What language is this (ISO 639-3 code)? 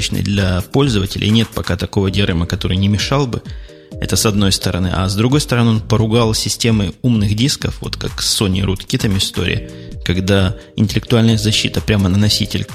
rus